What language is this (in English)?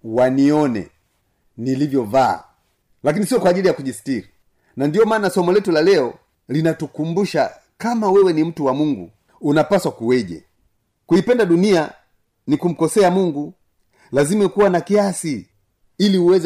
Swahili